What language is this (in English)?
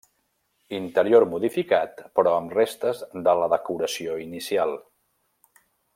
Catalan